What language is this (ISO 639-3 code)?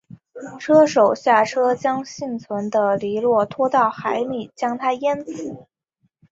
zho